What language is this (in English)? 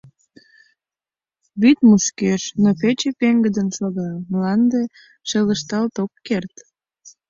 Mari